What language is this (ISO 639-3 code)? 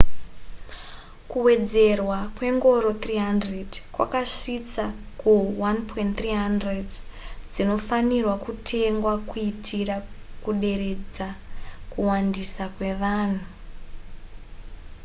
sna